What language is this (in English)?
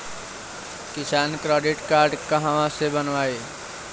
Bhojpuri